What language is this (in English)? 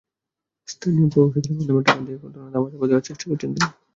Bangla